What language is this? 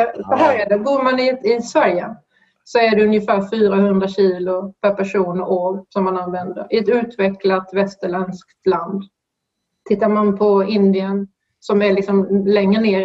Swedish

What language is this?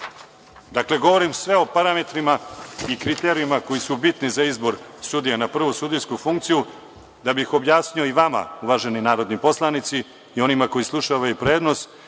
Serbian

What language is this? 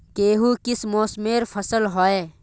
Magahi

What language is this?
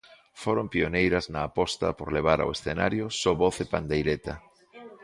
Galician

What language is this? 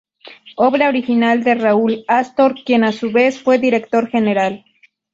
Spanish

